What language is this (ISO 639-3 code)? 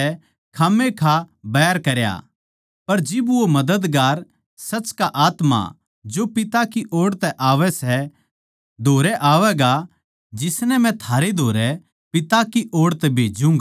bgc